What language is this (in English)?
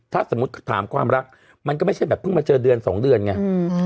Thai